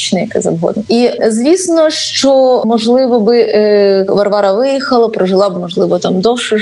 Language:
Ukrainian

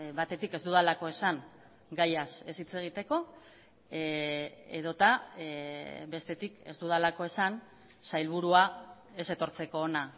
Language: Basque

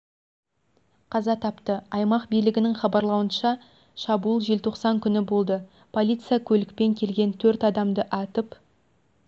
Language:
Kazakh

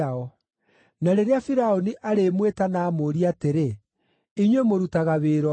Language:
Kikuyu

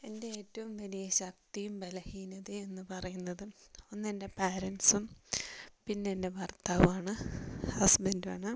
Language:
Malayalam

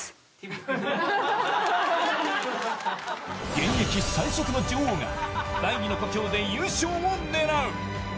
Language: Japanese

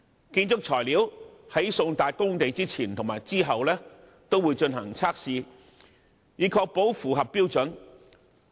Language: Cantonese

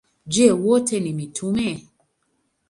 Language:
Swahili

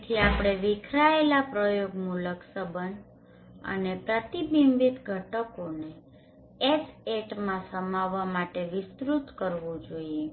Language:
Gujarati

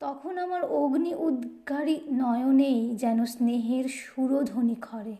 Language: Bangla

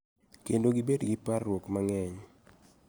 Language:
Luo (Kenya and Tanzania)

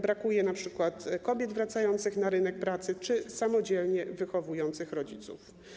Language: Polish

